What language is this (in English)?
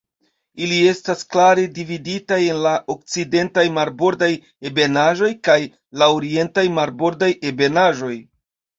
Esperanto